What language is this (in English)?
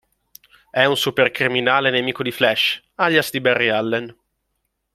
Italian